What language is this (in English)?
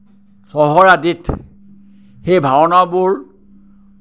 Assamese